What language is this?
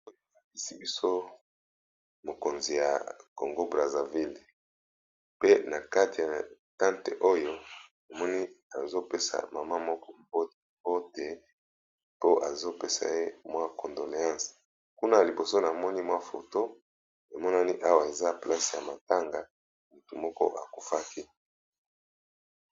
Lingala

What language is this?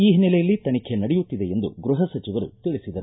Kannada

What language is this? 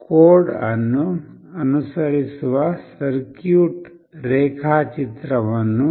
Kannada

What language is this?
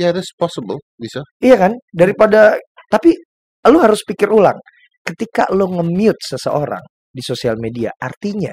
Indonesian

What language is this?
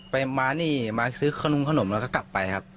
Thai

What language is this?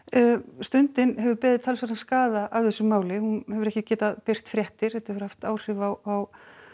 Icelandic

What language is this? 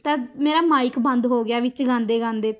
Punjabi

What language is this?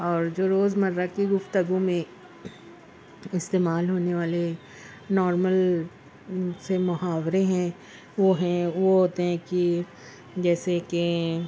Urdu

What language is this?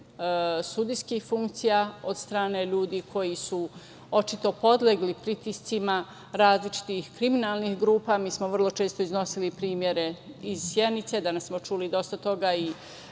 Serbian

